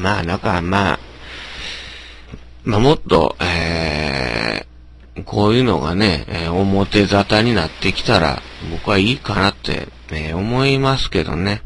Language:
Japanese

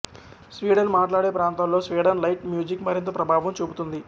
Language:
Telugu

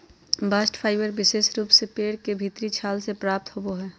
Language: Magahi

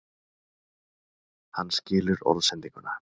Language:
Icelandic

